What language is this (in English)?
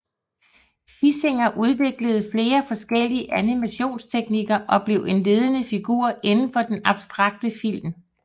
Danish